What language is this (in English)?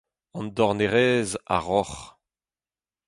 Breton